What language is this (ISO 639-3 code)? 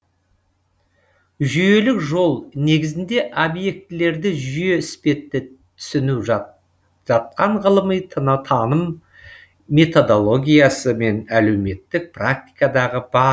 kaz